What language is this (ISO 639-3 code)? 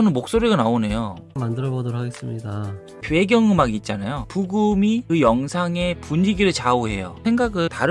kor